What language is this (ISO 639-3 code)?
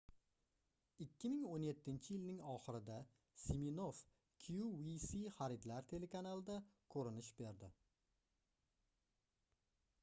uzb